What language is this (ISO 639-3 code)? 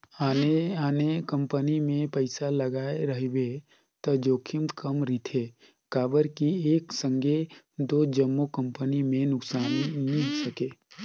hne